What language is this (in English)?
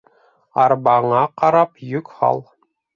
Bashkir